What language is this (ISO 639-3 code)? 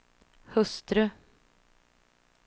swe